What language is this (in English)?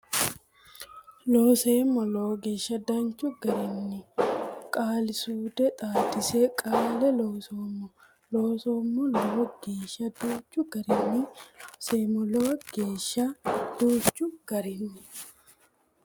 Sidamo